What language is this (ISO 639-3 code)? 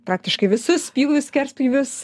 lit